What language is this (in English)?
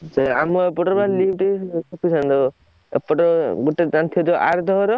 Odia